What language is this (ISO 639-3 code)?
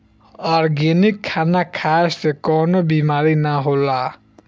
bho